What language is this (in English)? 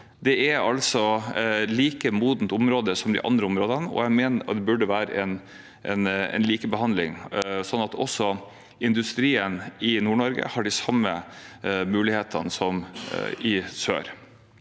Norwegian